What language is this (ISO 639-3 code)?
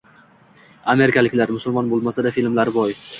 uzb